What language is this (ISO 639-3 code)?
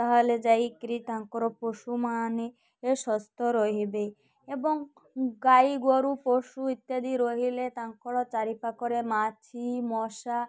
ori